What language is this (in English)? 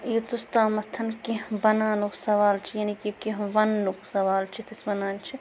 Kashmiri